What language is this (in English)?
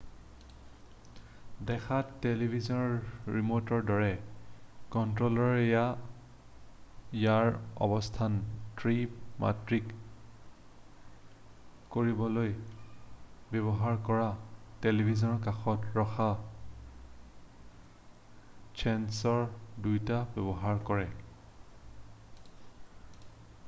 Assamese